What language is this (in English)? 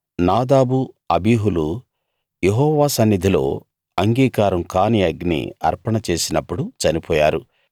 Telugu